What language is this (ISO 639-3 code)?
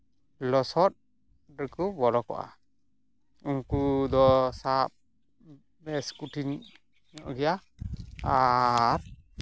sat